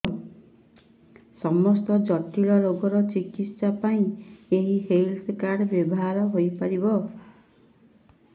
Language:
Odia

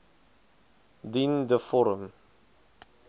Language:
Afrikaans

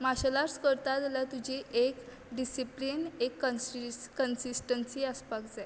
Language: Konkani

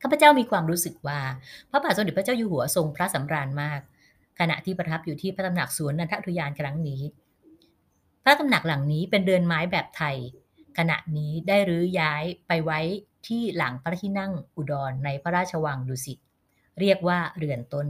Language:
Thai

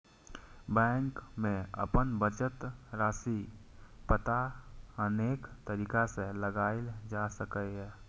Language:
Maithili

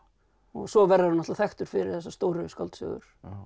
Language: Icelandic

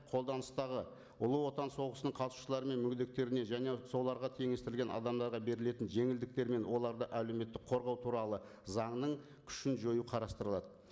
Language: Kazakh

